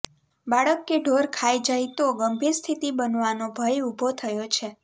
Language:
Gujarati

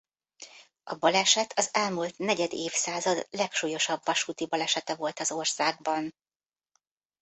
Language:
Hungarian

